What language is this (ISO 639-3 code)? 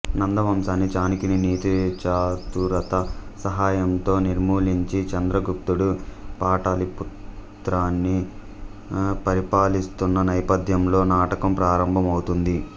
tel